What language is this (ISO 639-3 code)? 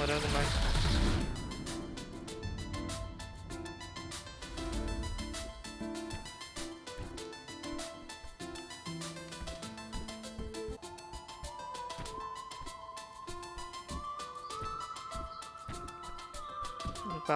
por